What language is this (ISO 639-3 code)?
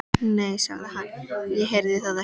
isl